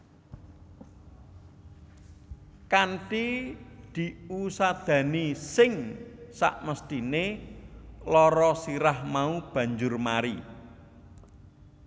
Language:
Javanese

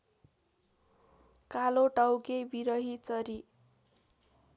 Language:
Nepali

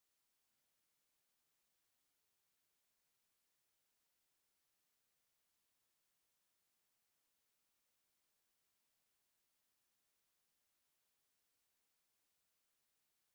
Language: Tigrinya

